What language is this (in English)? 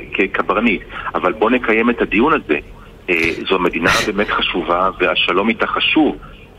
Hebrew